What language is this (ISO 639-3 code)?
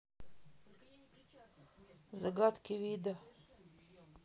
rus